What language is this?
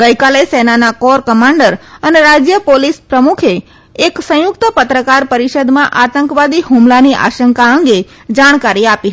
Gujarati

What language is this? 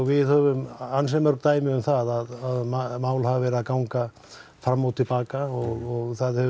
Icelandic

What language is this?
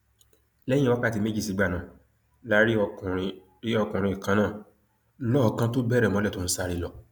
Yoruba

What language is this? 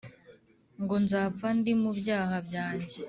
Kinyarwanda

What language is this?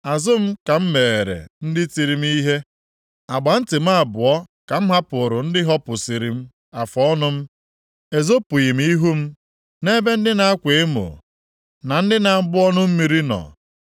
Igbo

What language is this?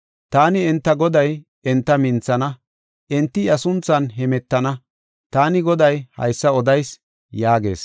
Gofa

